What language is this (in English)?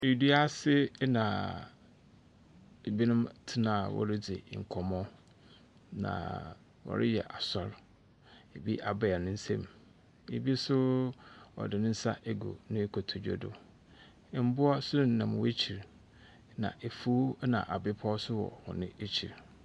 Akan